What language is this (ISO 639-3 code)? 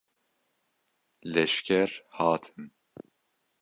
kur